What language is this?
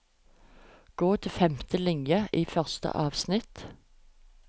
Norwegian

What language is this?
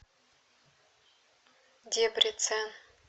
Russian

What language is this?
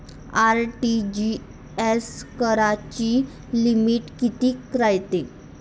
Marathi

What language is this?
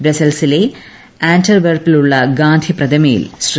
Malayalam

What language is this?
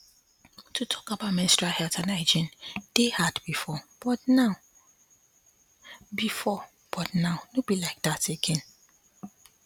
Nigerian Pidgin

